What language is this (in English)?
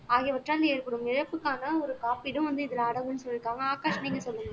Tamil